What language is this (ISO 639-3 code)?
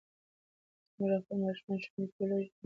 pus